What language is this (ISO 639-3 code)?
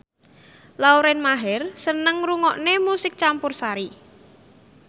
jav